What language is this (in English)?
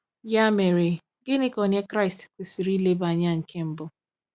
Igbo